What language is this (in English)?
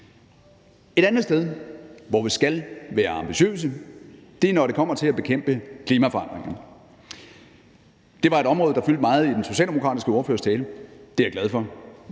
Danish